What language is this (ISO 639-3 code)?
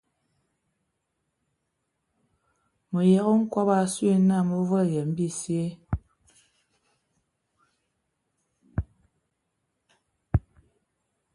ewo